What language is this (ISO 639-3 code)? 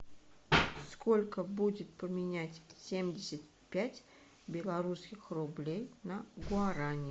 rus